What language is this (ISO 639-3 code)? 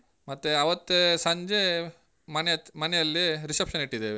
kan